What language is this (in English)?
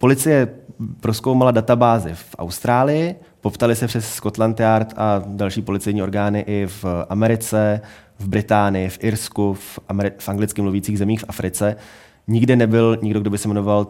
Czech